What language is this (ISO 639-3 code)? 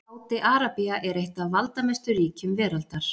isl